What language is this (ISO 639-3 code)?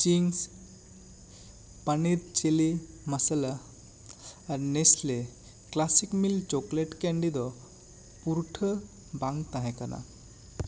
sat